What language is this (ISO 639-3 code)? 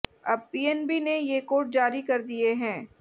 hin